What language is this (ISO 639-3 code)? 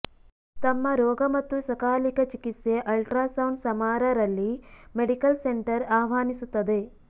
kan